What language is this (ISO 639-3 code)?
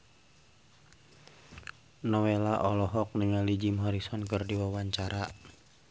sun